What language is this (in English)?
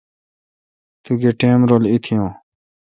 Kalkoti